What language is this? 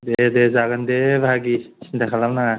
Bodo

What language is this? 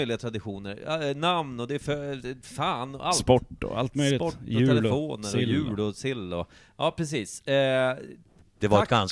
Swedish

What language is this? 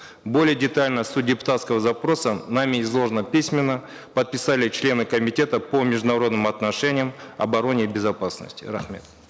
Kazakh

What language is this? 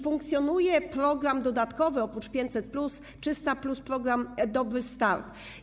Polish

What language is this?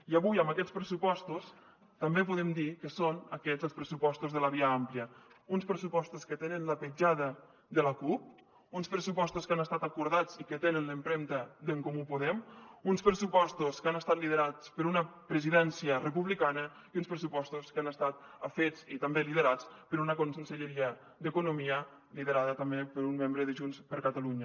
Catalan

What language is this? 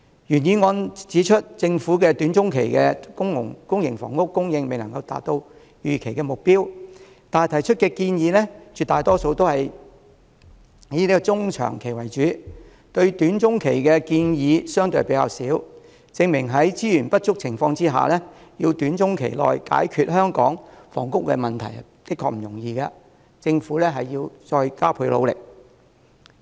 Cantonese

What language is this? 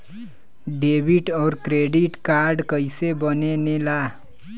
Bhojpuri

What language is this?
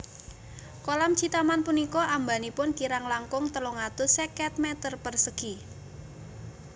Javanese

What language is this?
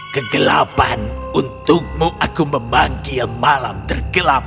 Indonesian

